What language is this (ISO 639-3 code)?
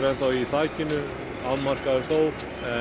isl